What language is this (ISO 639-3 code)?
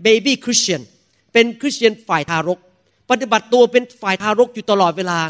tha